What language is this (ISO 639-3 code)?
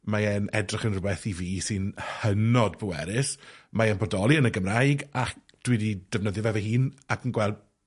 cym